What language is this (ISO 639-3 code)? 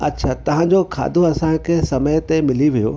snd